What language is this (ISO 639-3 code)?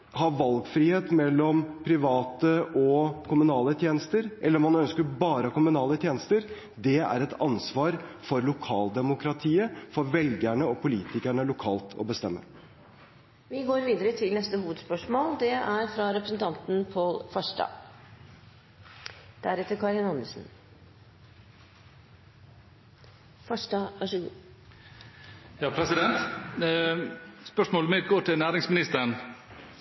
nor